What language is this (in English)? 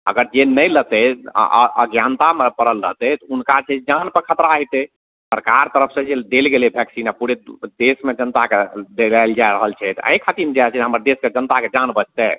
Maithili